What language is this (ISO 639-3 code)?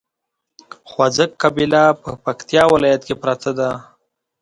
pus